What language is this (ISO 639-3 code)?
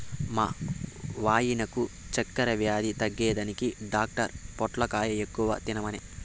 tel